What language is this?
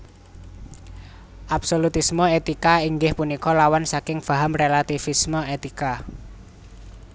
Javanese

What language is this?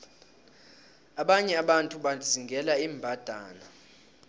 South Ndebele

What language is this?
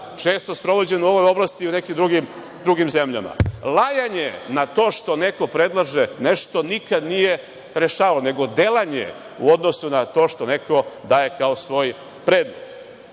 Serbian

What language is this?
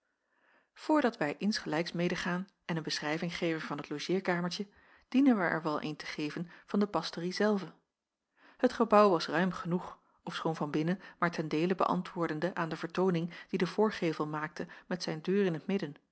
Dutch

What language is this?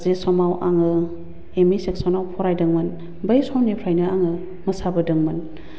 Bodo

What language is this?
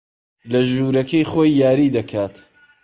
Central Kurdish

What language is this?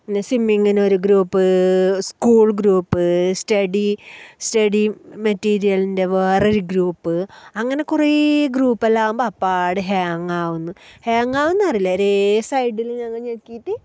Malayalam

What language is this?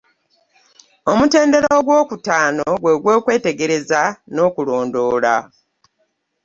Ganda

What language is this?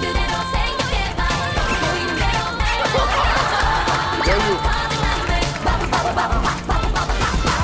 Korean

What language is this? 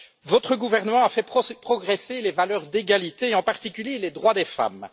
French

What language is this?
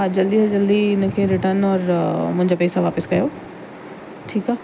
Sindhi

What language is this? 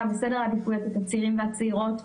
Hebrew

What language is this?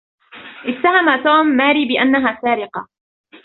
Arabic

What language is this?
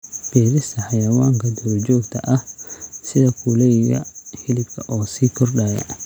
Somali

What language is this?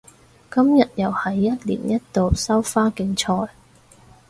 Cantonese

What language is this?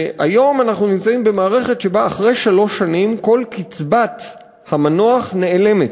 Hebrew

